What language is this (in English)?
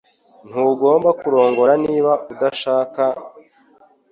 Kinyarwanda